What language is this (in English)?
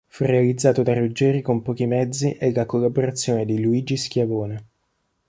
Italian